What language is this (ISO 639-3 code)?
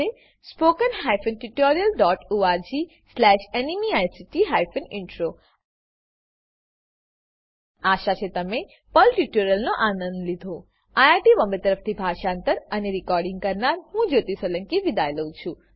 guj